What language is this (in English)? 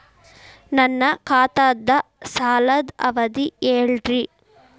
Kannada